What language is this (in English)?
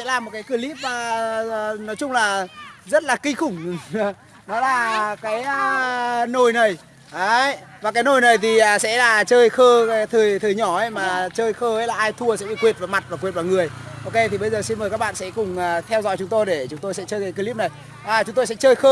Vietnamese